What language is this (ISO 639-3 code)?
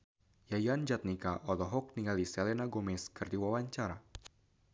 sun